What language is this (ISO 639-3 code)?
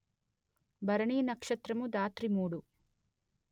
tel